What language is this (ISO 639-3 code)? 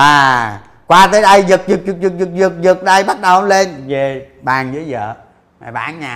vie